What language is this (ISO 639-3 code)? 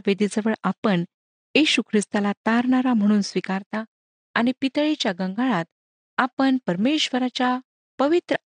mar